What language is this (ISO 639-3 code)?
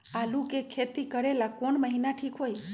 mag